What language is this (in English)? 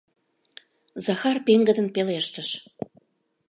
Mari